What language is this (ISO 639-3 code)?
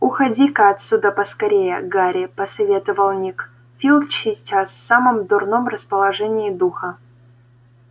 rus